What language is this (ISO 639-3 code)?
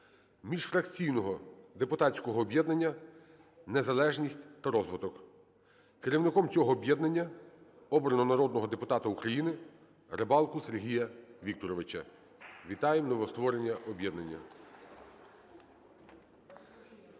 ukr